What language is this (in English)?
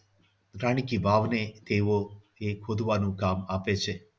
Gujarati